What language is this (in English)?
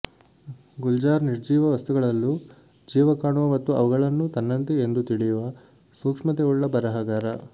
Kannada